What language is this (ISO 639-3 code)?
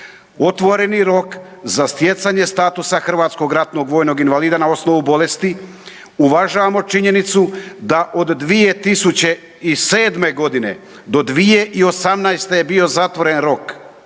hrv